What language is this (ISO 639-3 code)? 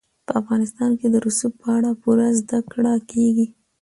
pus